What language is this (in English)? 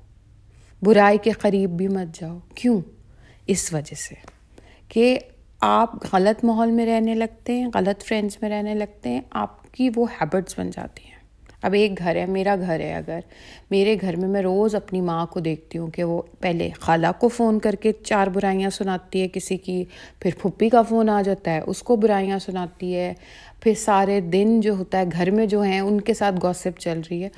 Urdu